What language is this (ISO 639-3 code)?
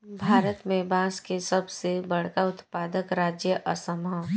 bho